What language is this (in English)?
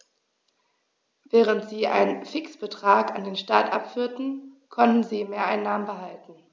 German